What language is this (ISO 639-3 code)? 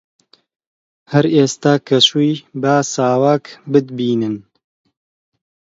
ckb